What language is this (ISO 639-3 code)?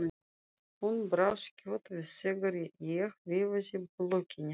isl